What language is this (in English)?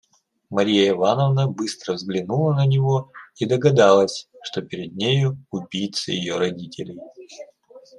Russian